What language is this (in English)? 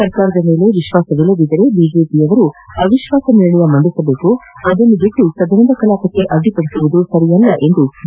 Kannada